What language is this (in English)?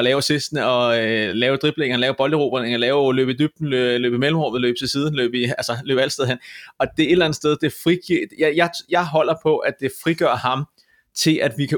Danish